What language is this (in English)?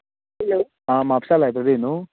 Konkani